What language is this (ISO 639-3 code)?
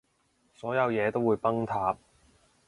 yue